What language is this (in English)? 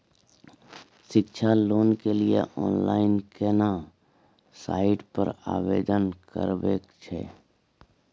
Maithili